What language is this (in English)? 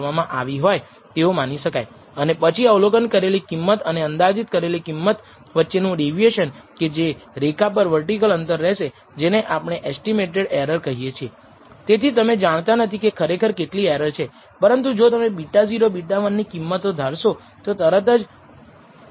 Gujarati